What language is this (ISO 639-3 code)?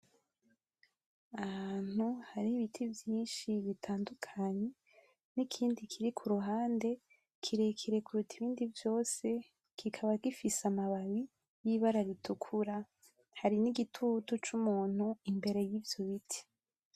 run